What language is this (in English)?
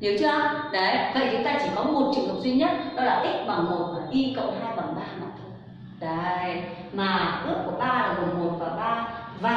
Vietnamese